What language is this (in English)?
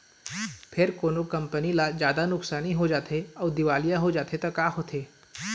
Chhattisgarhi